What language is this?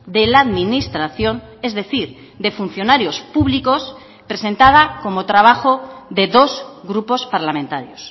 Spanish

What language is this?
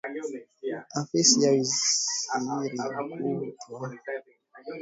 Swahili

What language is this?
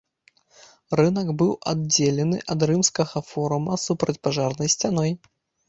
Belarusian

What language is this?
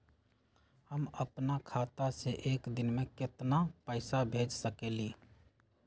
Magahi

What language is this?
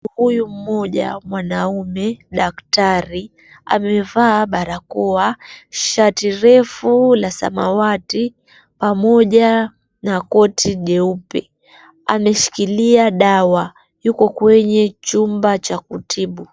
Swahili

